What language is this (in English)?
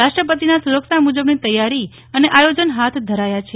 Gujarati